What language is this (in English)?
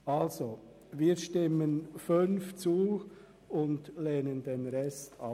Swiss German